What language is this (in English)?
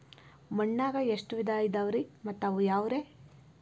Kannada